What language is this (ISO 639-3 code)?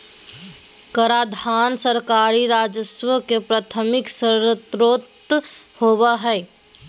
mag